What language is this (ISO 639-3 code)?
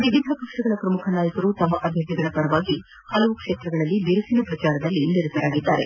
kan